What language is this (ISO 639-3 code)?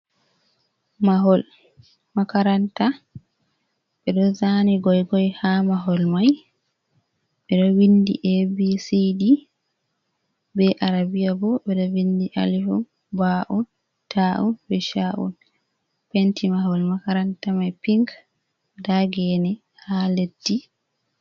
ful